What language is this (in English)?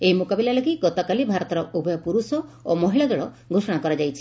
Odia